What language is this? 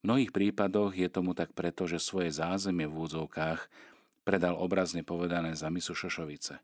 Slovak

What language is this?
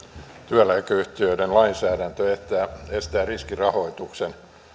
Finnish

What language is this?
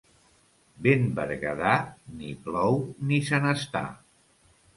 Catalan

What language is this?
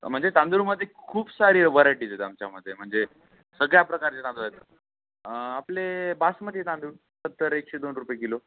Marathi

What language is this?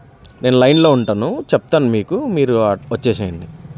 Telugu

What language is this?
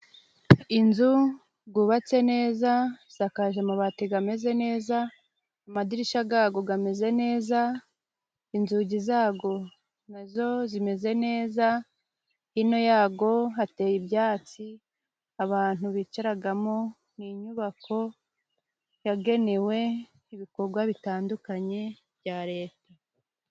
Kinyarwanda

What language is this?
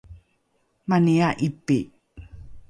Rukai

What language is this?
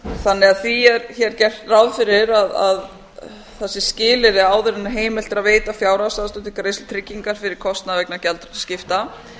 Icelandic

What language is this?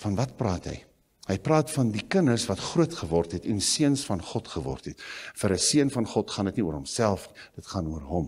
Dutch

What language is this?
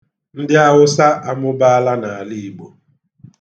Igbo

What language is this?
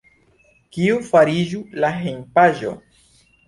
Esperanto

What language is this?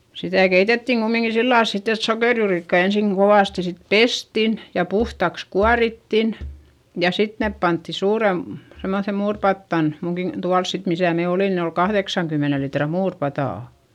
Finnish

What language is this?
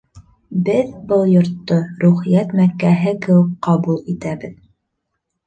Bashkir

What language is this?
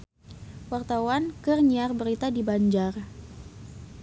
Sundanese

